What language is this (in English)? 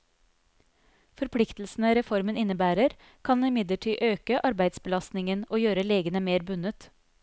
Norwegian